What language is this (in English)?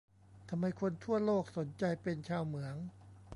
Thai